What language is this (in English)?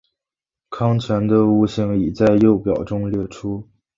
Chinese